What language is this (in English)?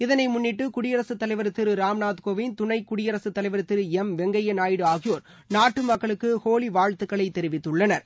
Tamil